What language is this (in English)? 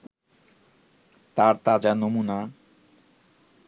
Bangla